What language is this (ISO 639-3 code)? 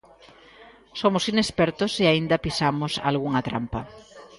glg